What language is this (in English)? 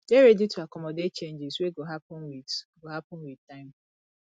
Nigerian Pidgin